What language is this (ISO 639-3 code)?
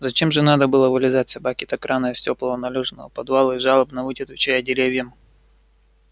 rus